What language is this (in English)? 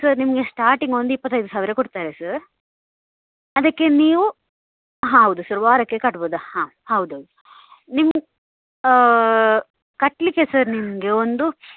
Kannada